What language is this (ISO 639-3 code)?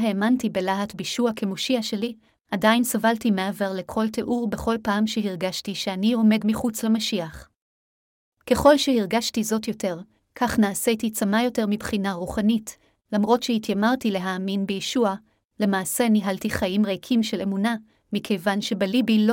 heb